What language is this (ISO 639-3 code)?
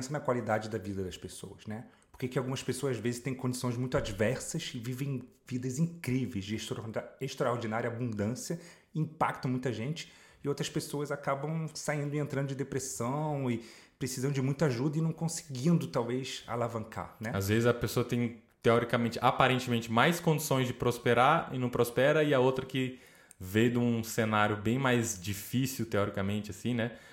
por